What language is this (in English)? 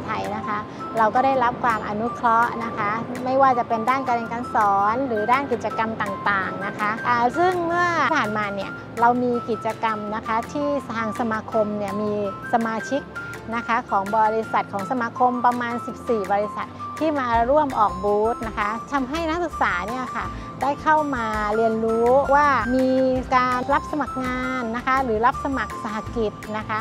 Thai